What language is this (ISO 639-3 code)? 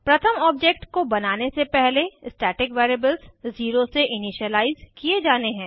hin